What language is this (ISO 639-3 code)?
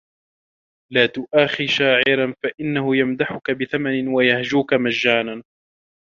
ara